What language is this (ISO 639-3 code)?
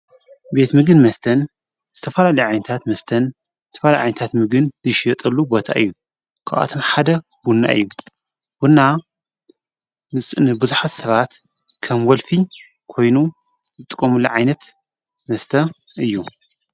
tir